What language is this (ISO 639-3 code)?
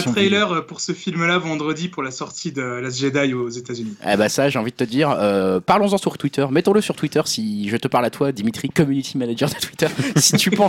fra